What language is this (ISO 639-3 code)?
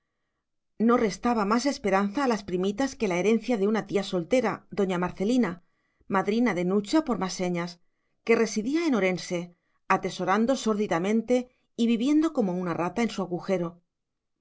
spa